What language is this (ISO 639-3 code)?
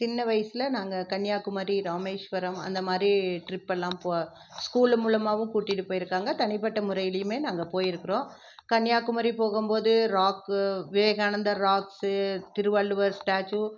tam